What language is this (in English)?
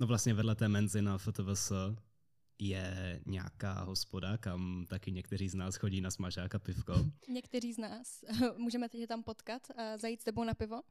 Czech